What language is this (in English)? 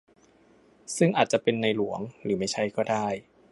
Thai